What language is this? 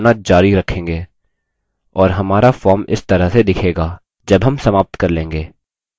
Hindi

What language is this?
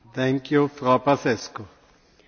Romanian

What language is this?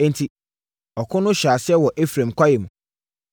Akan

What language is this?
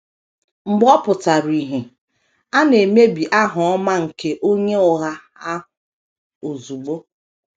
Igbo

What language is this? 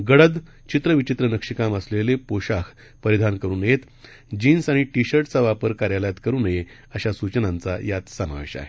Marathi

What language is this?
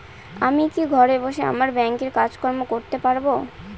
Bangla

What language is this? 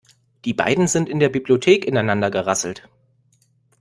German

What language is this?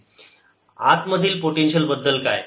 Marathi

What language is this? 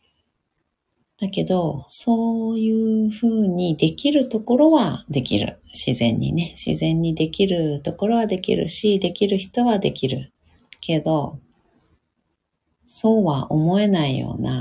Japanese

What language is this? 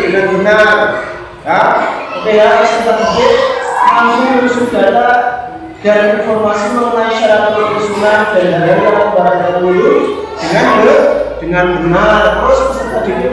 Indonesian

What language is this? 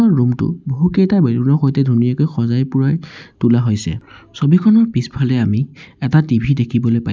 Assamese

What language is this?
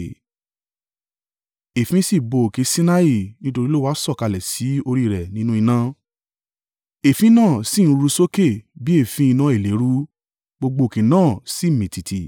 Yoruba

